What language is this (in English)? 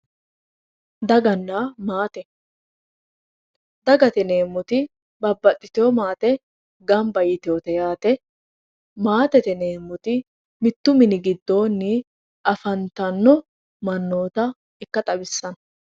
Sidamo